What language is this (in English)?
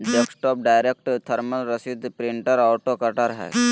Magahi